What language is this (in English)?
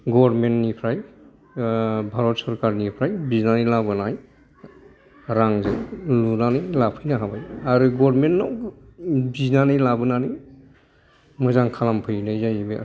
Bodo